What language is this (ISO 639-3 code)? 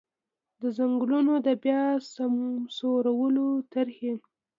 pus